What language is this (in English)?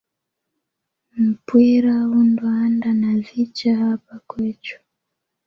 Swahili